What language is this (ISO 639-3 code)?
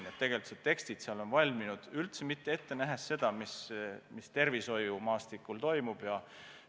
est